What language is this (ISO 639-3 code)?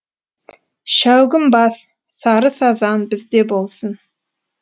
kaz